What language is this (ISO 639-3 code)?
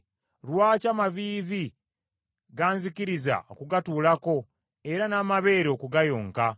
lug